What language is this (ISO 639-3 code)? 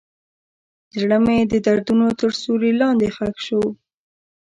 pus